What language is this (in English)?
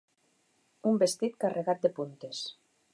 Catalan